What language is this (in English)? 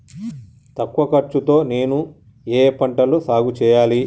Telugu